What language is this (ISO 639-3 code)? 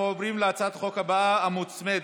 heb